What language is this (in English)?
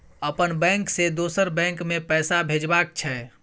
Maithili